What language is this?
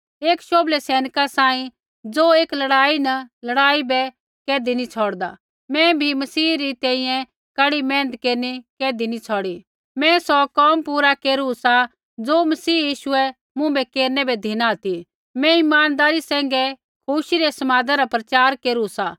Kullu Pahari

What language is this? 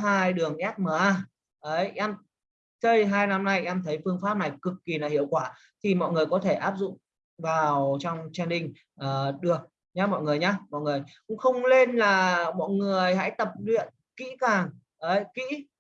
Vietnamese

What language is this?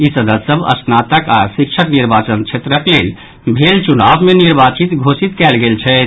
Maithili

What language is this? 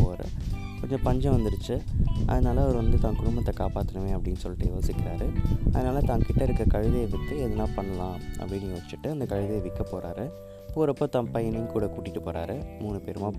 Tamil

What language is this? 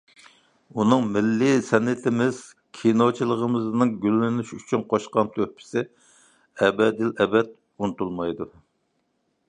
Uyghur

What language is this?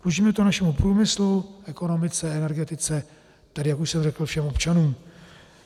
Czech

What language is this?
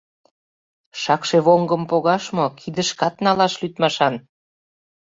Mari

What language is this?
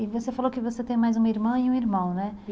Portuguese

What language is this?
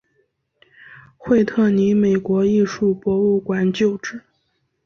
Chinese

